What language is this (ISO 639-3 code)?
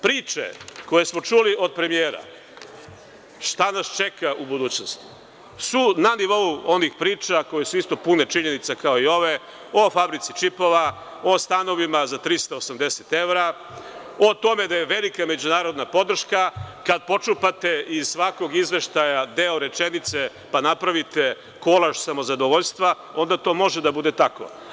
srp